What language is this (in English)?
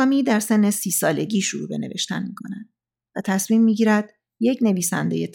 Persian